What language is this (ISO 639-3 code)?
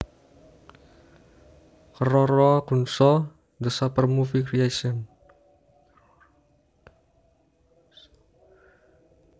jav